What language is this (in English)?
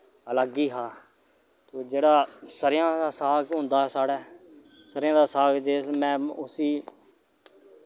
Dogri